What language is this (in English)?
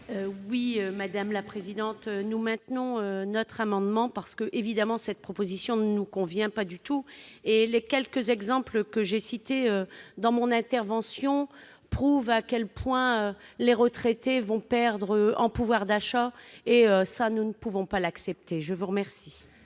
French